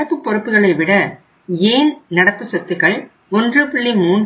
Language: Tamil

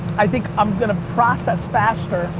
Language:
English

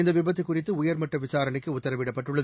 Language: Tamil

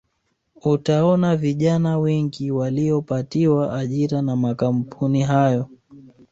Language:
Swahili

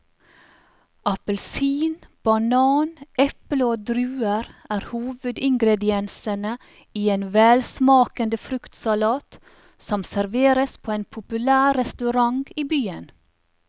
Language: Norwegian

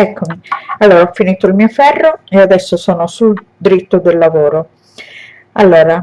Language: Italian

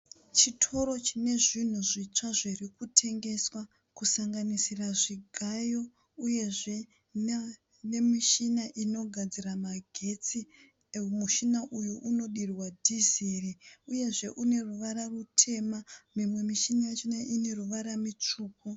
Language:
Shona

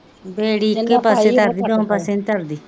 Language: Punjabi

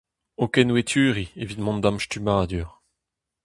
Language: Breton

